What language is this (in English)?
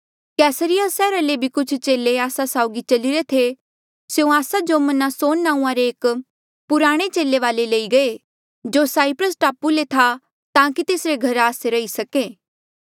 Mandeali